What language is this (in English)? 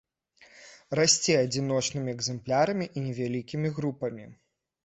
Belarusian